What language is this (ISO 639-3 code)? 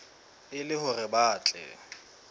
sot